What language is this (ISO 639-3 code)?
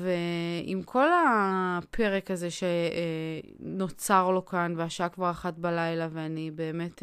heb